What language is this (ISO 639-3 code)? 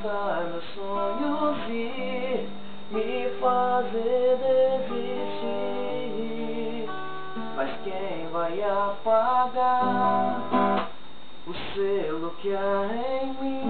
ell